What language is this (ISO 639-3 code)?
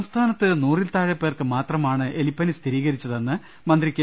mal